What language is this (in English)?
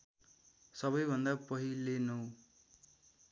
Nepali